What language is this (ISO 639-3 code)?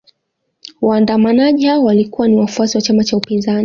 swa